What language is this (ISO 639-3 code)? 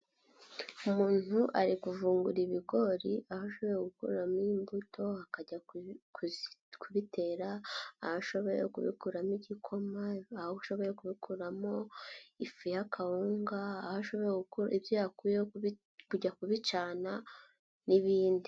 kin